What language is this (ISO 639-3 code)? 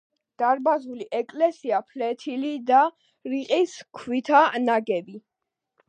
kat